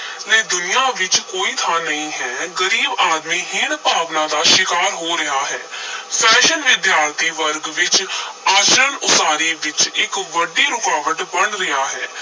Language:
Punjabi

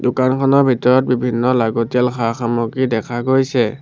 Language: Assamese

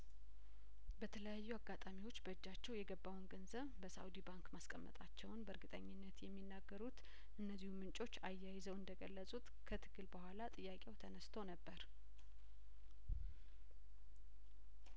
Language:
Amharic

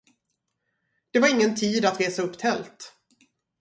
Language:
Swedish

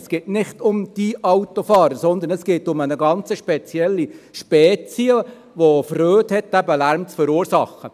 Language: Swiss German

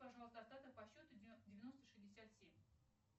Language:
Russian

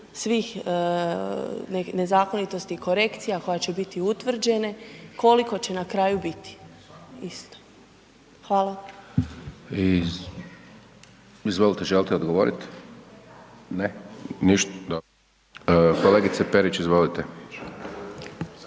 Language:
Croatian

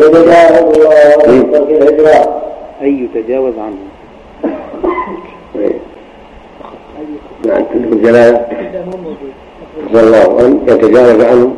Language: Arabic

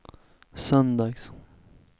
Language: Swedish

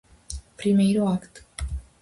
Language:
Galician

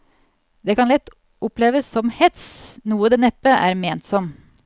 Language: Norwegian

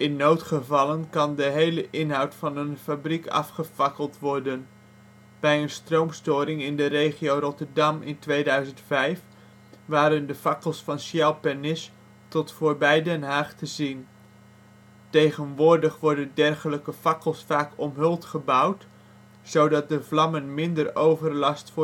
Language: Dutch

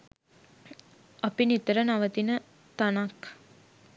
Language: Sinhala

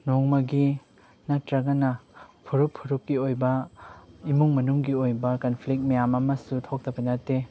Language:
Manipuri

